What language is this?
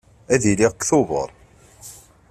Kabyle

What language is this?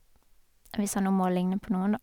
Norwegian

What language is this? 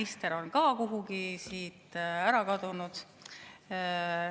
Estonian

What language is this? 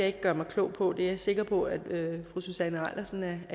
Danish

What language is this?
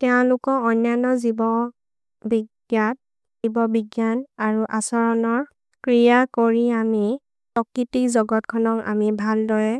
Maria (India)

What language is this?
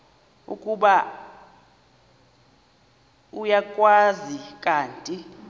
Xhosa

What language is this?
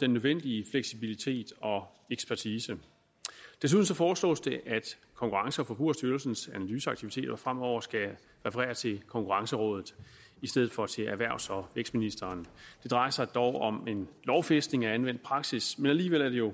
Danish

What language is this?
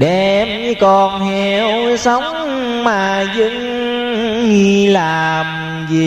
Vietnamese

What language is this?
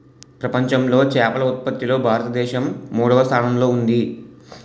Telugu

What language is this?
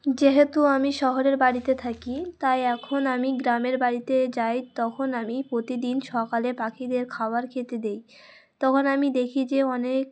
Bangla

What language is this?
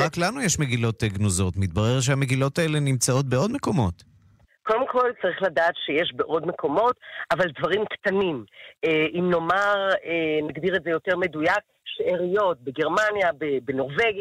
Hebrew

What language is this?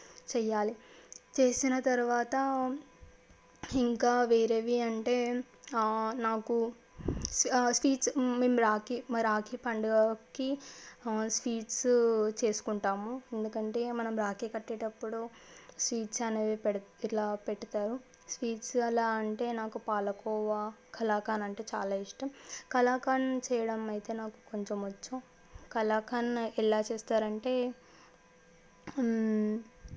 Telugu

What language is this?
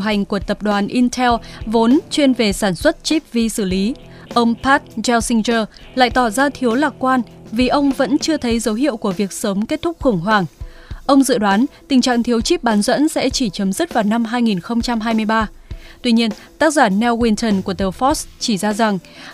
Vietnamese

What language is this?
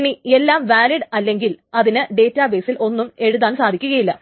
Malayalam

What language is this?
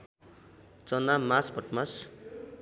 Nepali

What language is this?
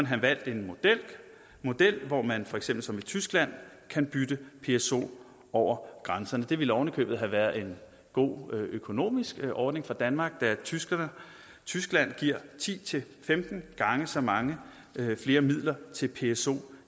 Danish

